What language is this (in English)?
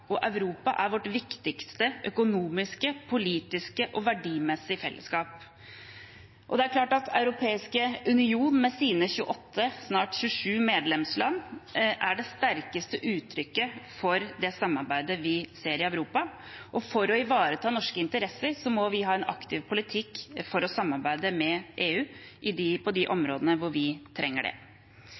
Norwegian Bokmål